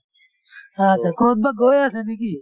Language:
Assamese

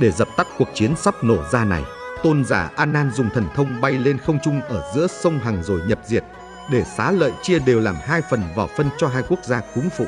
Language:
Vietnamese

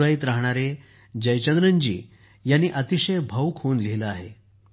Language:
Marathi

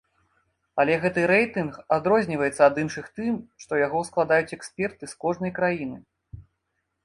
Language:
Belarusian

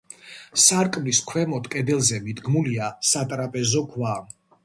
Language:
Georgian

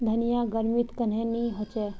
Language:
Magahi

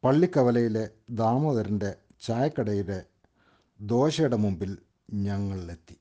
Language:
Malayalam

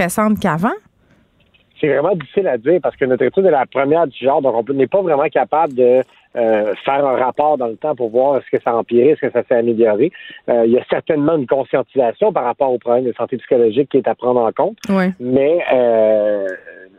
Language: French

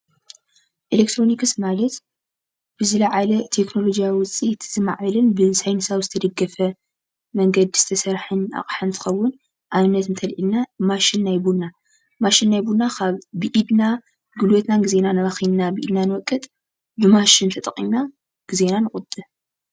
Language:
Tigrinya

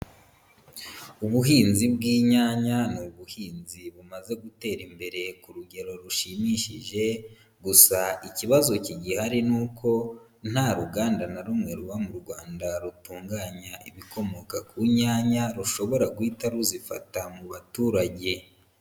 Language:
Kinyarwanda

